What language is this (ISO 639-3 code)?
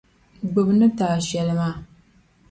dag